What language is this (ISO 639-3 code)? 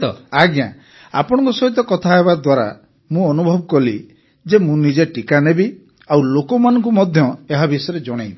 ori